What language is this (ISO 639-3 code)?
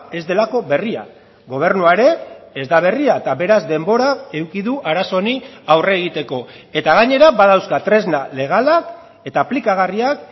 eus